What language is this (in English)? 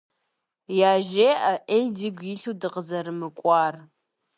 Kabardian